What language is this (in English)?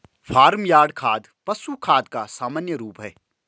Hindi